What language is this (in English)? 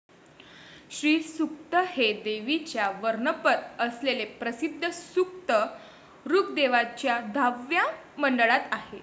Marathi